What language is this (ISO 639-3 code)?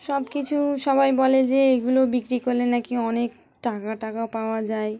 ben